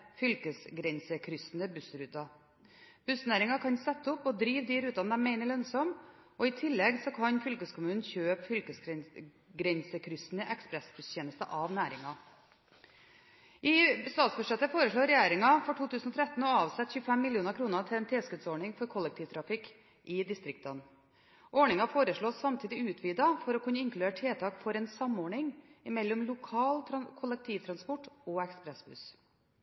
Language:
Norwegian Bokmål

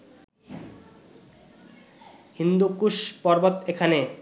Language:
Bangla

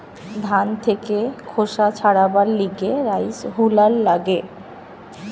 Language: Bangla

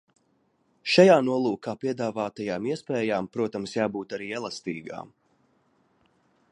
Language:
Latvian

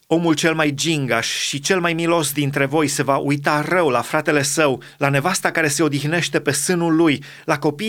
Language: Romanian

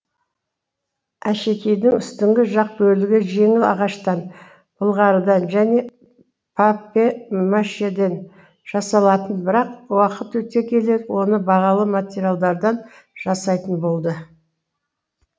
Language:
Kazakh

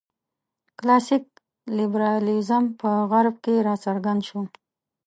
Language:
Pashto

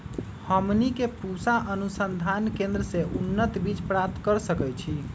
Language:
Magahi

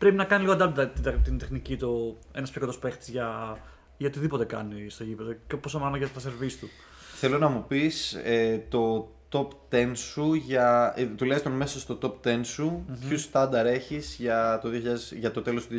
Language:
Greek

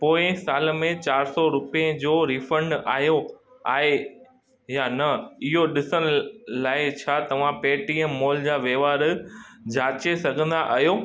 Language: Sindhi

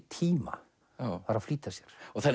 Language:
Icelandic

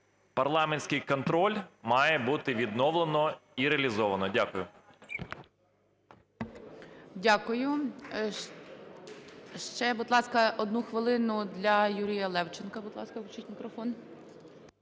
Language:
Ukrainian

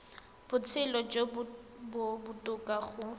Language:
Tswana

